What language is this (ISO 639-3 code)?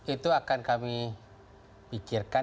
ind